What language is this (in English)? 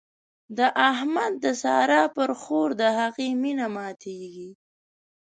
Pashto